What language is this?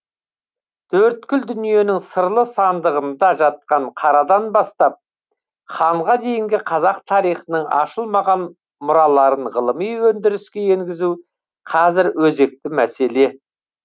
Kazakh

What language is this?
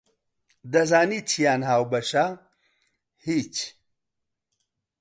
Central Kurdish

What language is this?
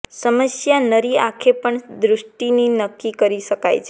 Gujarati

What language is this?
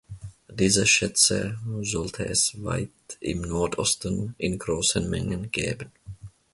German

